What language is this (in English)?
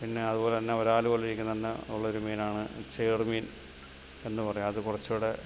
Malayalam